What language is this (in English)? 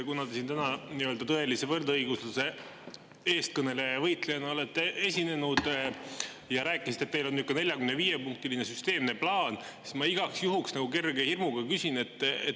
Estonian